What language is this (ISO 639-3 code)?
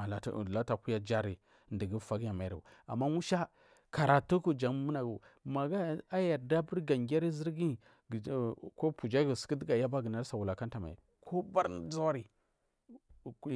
mfm